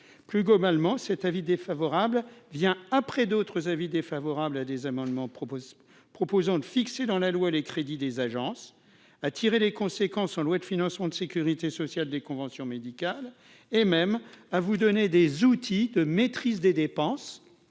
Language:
French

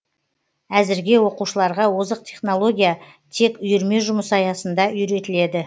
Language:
Kazakh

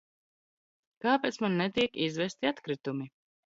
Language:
Latvian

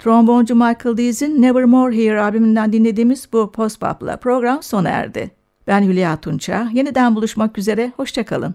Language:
Turkish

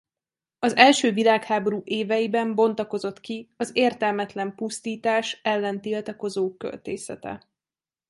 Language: Hungarian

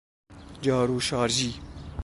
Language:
Persian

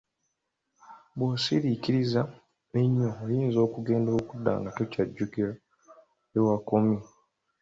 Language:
Ganda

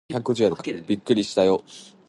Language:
Japanese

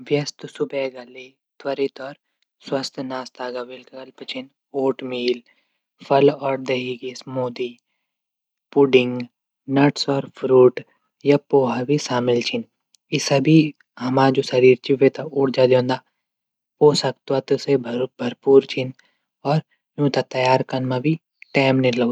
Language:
Garhwali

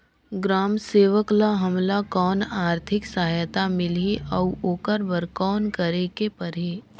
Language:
Chhattisgarhi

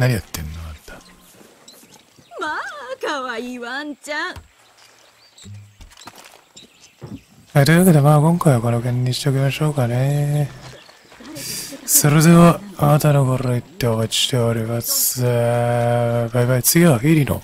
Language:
Japanese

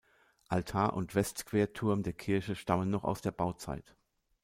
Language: German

